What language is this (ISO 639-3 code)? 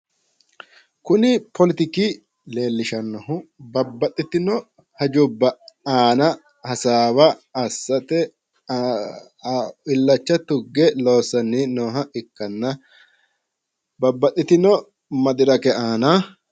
sid